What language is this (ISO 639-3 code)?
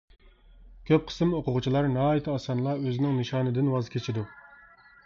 uig